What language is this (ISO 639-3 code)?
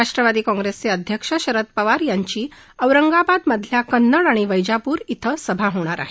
mar